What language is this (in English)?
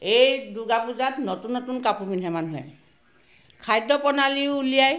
Assamese